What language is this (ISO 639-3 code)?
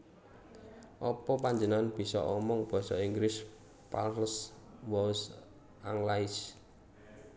jav